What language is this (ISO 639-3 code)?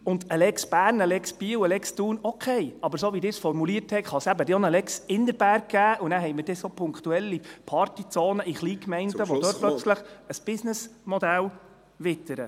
gsw